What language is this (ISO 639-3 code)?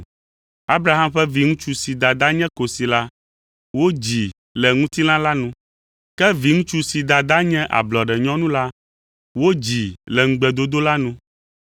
ewe